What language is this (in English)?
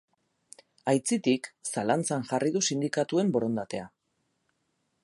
Basque